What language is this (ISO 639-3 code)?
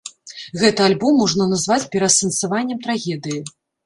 bel